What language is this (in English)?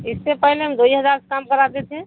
Urdu